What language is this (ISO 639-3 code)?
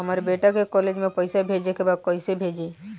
bho